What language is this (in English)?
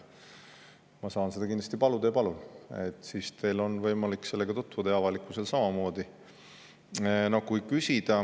Estonian